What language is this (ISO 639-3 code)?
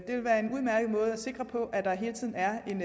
dan